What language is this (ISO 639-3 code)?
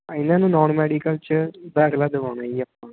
pan